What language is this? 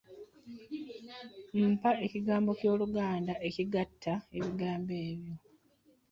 Ganda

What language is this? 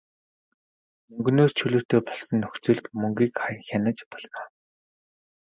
Mongolian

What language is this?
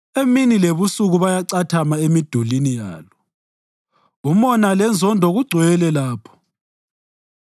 North Ndebele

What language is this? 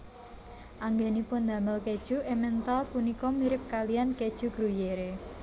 Javanese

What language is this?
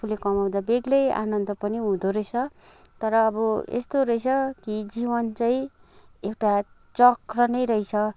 Nepali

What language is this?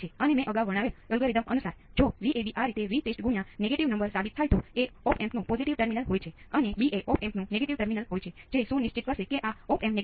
Gujarati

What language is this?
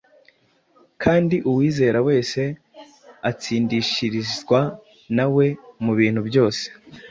Kinyarwanda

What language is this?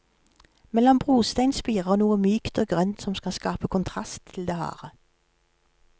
Norwegian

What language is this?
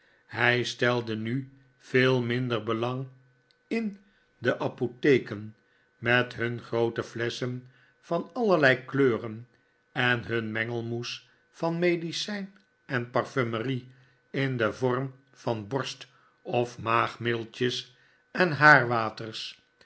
Dutch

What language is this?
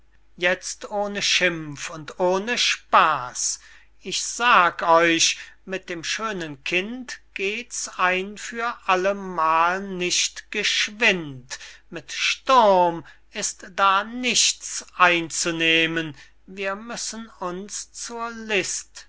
German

